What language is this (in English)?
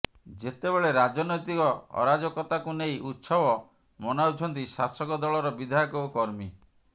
Odia